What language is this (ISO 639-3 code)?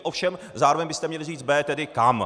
ces